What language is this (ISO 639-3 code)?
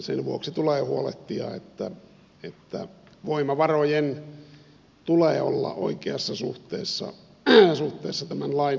fin